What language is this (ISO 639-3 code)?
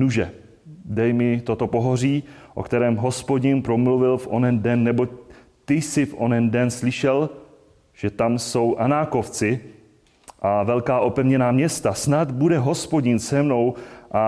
ces